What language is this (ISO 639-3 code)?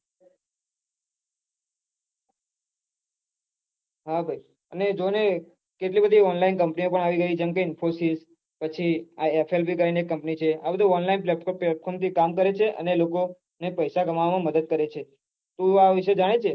guj